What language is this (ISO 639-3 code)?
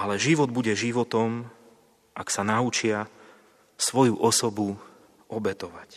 slk